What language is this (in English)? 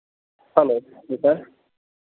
Urdu